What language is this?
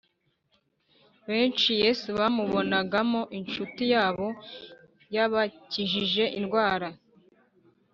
Kinyarwanda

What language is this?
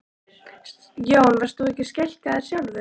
Icelandic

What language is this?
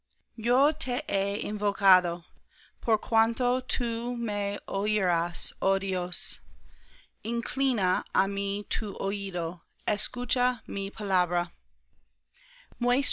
Spanish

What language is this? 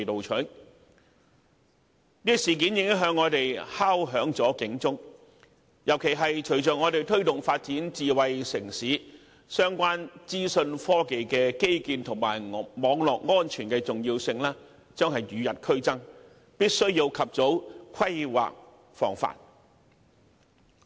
Cantonese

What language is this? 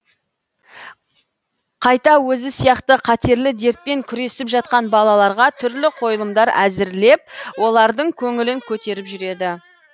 Kazakh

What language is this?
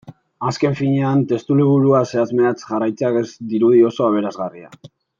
Basque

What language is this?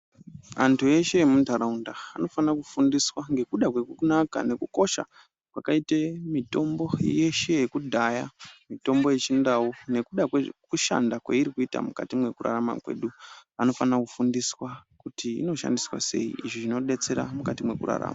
Ndau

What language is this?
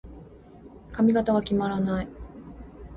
Japanese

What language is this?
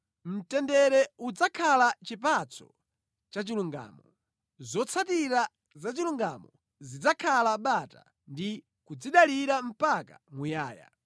Nyanja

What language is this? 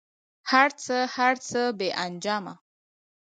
Pashto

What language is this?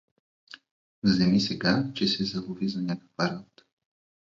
Bulgarian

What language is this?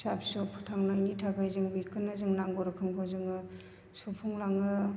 Bodo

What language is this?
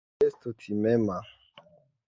Esperanto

